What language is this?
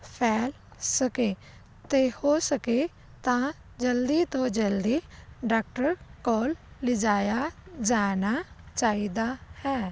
Punjabi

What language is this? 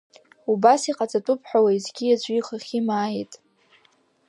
Abkhazian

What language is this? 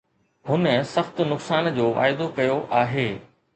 Sindhi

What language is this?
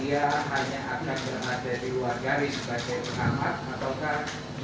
Indonesian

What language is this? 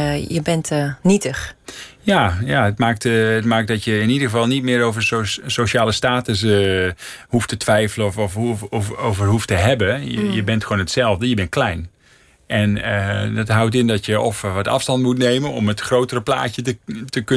Dutch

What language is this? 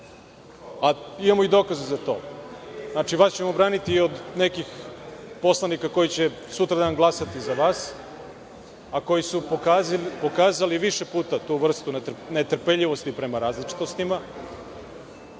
Serbian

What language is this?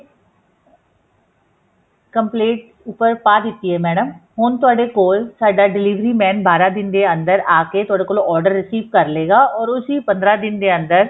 Punjabi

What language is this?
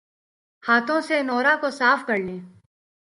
Urdu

